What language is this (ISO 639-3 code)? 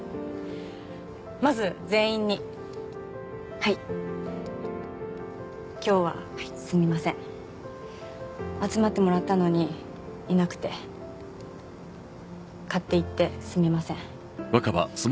jpn